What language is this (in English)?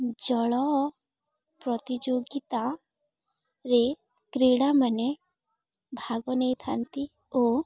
Odia